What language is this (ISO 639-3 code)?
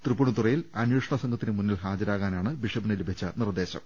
mal